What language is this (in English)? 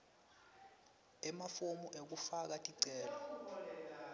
Swati